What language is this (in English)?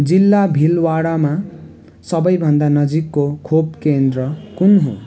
Nepali